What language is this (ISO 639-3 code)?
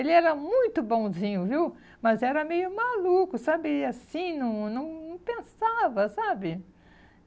por